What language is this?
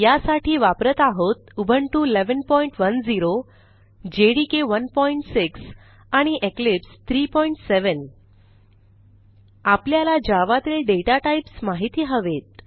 Marathi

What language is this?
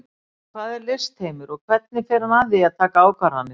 Icelandic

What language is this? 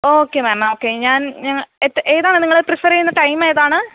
Malayalam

